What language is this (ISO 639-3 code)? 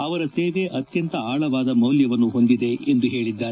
kan